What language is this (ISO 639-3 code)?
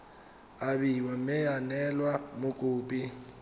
tsn